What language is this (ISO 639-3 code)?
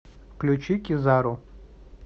rus